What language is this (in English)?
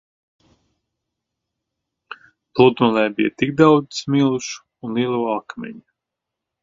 Latvian